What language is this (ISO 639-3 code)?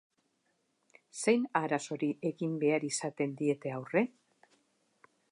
eus